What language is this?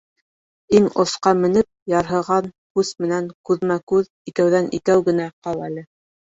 Bashkir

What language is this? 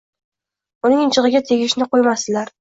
Uzbek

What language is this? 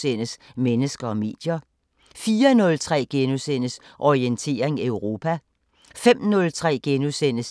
Danish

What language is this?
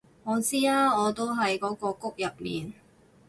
Cantonese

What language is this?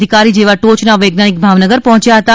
Gujarati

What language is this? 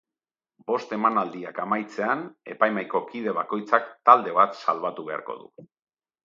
Basque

